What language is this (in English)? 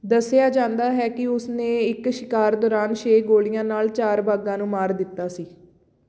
Punjabi